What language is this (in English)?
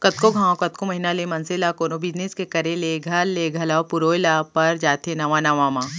Chhattisgarhi